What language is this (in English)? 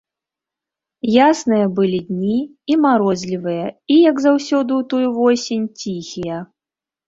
Belarusian